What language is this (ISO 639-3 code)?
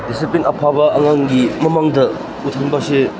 mni